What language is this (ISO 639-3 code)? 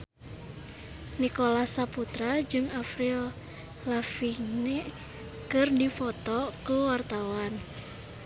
sun